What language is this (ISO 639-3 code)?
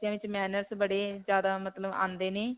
pan